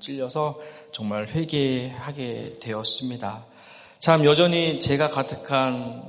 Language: Korean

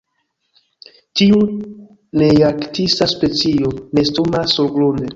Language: Esperanto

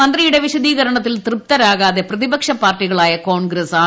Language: Malayalam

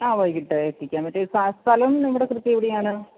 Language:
Malayalam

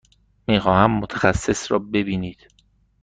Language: Persian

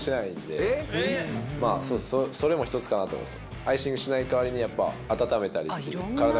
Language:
Japanese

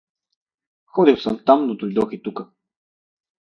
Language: Bulgarian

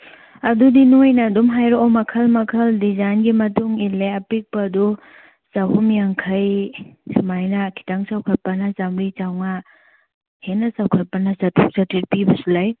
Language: Manipuri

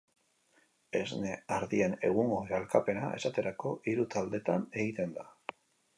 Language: Basque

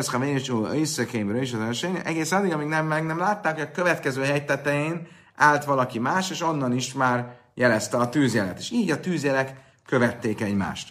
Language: Hungarian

